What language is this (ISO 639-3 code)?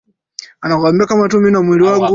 swa